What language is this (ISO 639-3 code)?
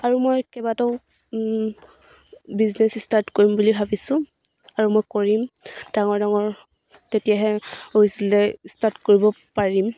asm